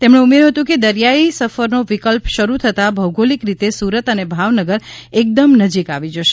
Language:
Gujarati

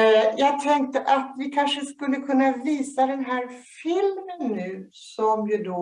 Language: Swedish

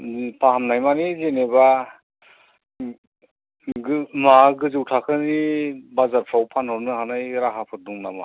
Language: Bodo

